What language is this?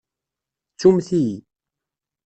Kabyle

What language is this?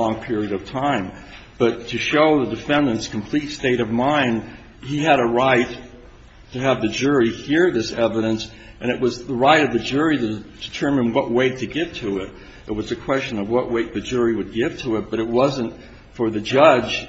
English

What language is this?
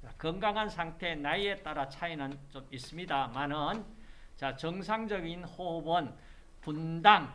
Korean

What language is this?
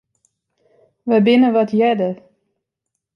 Western Frisian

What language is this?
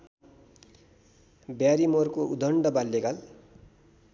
Nepali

